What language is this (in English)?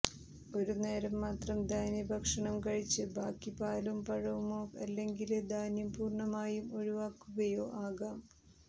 Malayalam